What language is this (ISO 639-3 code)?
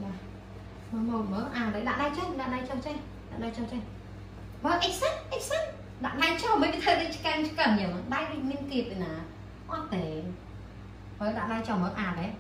vie